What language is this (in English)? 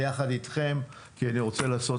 Hebrew